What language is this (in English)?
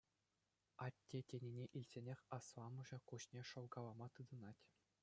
Chuvash